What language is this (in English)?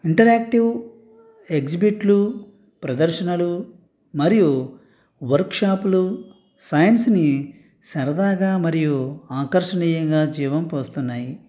Telugu